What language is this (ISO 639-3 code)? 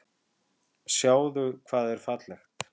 isl